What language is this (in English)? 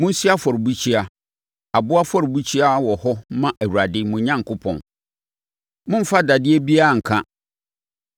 Akan